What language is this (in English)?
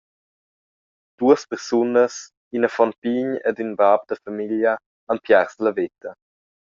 Romansh